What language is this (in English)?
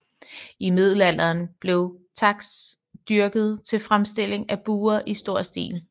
Danish